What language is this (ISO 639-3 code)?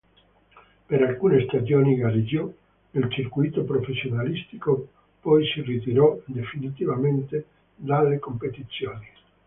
ita